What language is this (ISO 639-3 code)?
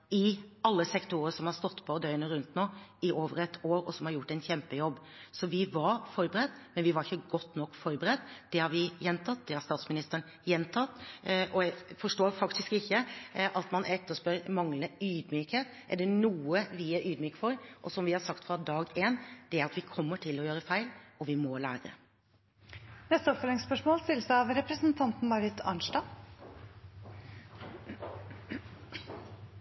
nor